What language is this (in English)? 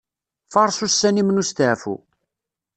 Kabyle